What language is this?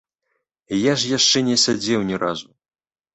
Belarusian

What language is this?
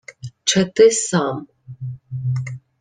Ukrainian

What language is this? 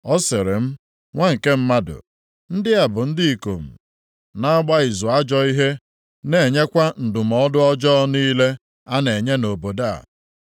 Igbo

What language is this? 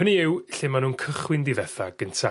Welsh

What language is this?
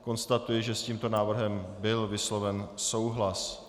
Czech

